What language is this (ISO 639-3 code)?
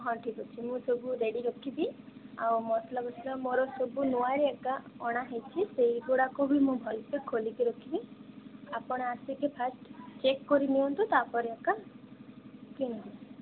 ori